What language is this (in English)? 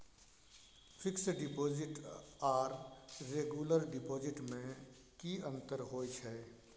Maithili